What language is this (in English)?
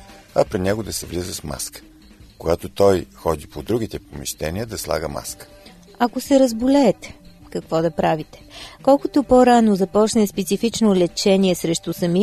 Bulgarian